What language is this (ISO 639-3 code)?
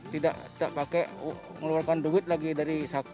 ind